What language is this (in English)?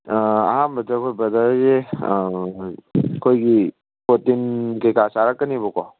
Manipuri